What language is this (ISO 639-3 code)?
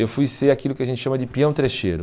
por